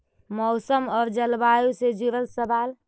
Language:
Magahi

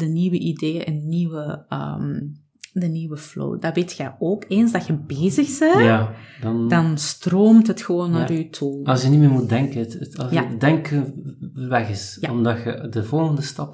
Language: Dutch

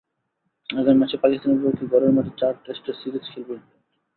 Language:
Bangla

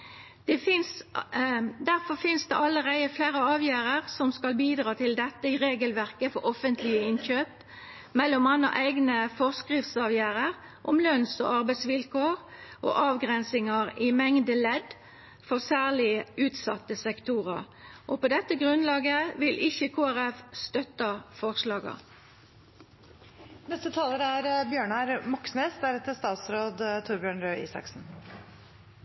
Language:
Norwegian Nynorsk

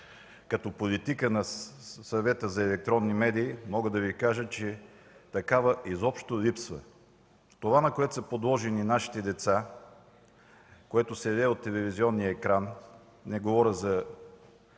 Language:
Bulgarian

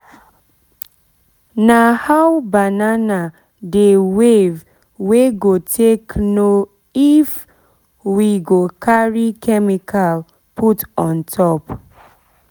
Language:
Nigerian Pidgin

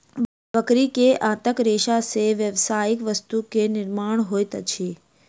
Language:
Maithili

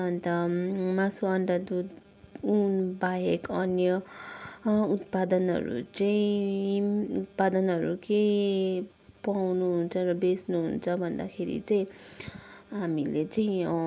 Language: Nepali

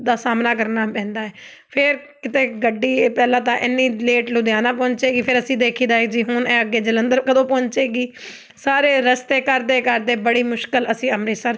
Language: Punjabi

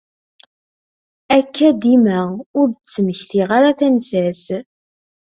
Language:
Kabyle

